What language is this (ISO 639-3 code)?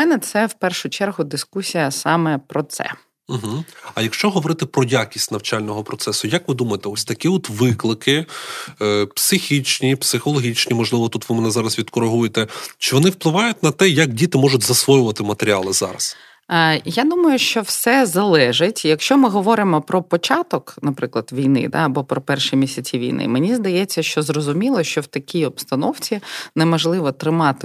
ukr